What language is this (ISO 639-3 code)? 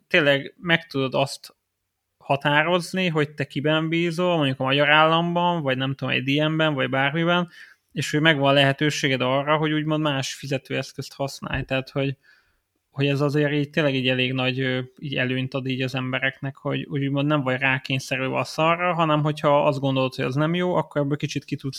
hun